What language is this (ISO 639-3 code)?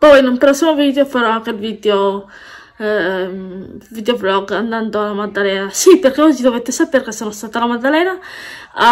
ita